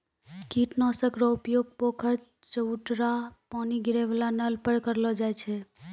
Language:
Maithili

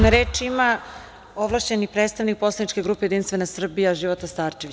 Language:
Serbian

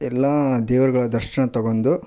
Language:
Kannada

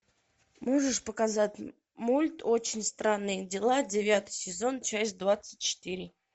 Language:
Russian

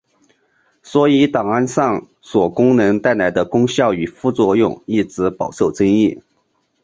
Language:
Chinese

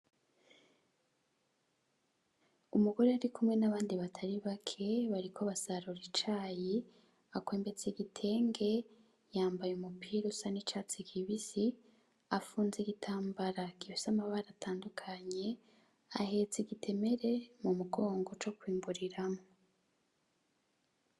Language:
Rundi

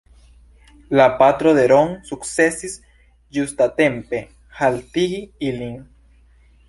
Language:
Esperanto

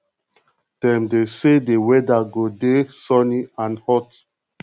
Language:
Nigerian Pidgin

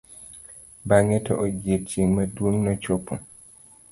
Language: Luo (Kenya and Tanzania)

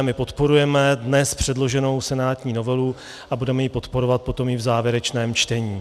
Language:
Czech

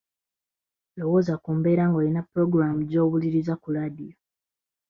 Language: Ganda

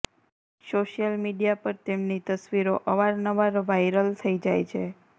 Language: Gujarati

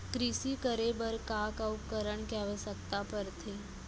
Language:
Chhattisgarhi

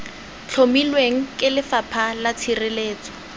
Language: Tswana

